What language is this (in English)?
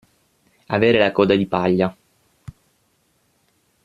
Italian